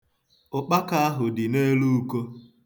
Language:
Igbo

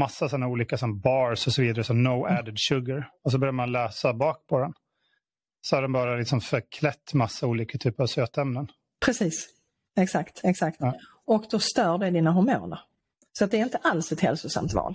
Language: Swedish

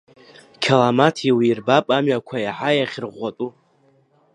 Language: Abkhazian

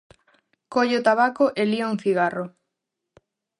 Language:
Galician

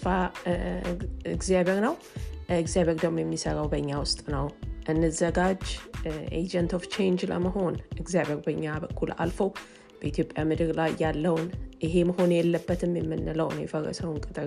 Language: Amharic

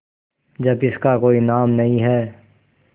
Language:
Hindi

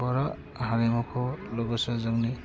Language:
Bodo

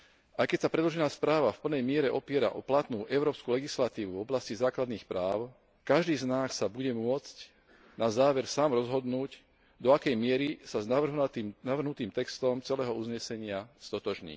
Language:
Slovak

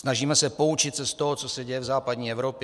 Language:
Czech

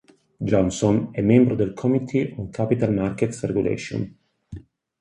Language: Italian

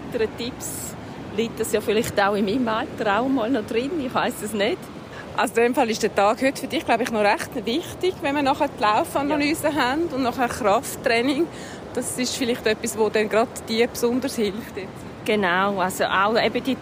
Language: German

